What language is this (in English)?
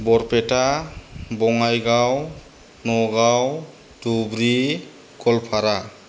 Bodo